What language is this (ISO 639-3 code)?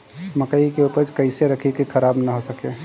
bho